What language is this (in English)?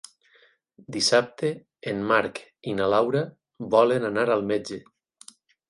Catalan